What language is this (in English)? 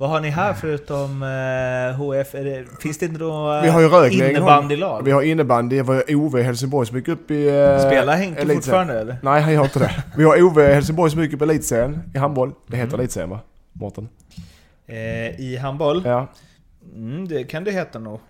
Swedish